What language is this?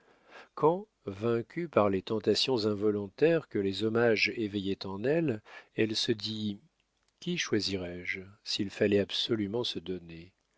French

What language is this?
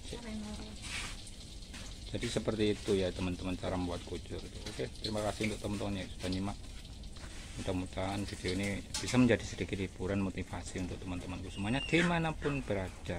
Indonesian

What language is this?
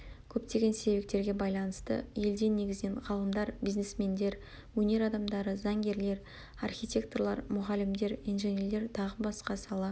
Kazakh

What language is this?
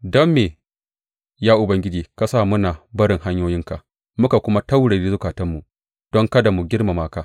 Hausa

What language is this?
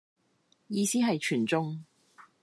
Cantonese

